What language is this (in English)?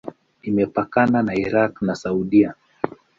Swahili